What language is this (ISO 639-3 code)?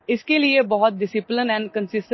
eng